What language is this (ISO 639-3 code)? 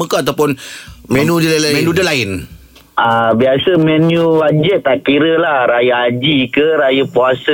msa